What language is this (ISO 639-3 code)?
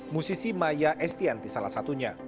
ind